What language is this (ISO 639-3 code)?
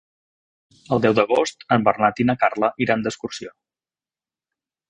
cat